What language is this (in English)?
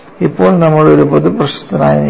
Malayalam